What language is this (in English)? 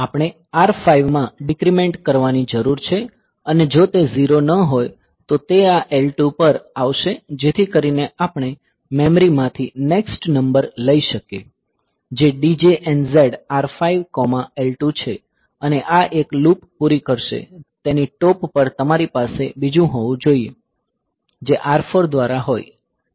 Gujarati